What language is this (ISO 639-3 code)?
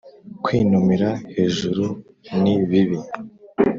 kin